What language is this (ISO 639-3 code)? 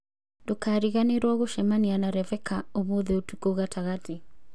kik